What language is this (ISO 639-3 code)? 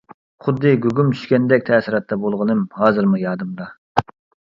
uig